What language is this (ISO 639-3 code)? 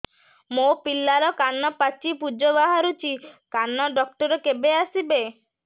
ori